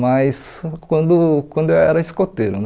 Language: Portuguese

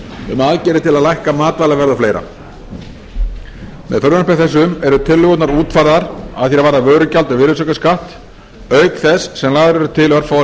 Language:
Icelandic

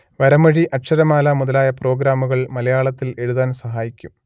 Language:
Malayalam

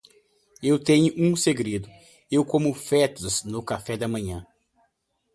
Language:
Portuguese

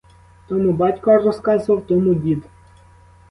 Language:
Ukrainian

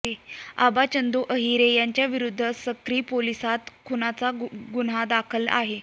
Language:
Marathi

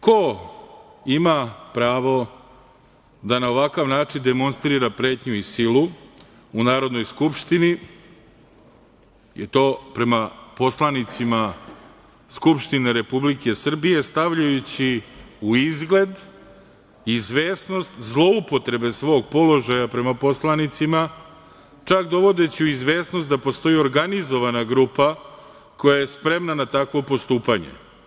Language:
Serbian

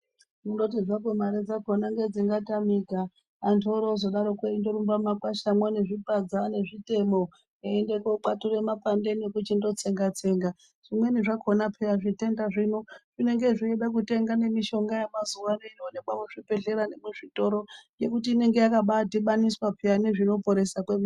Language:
Ndau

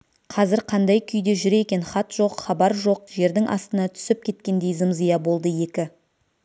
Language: Kazakh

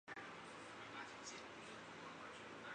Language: Chinese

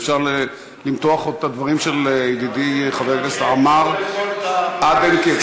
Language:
Hebrew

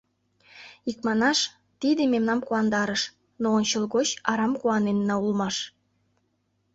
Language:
Mari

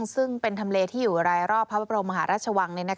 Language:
Thai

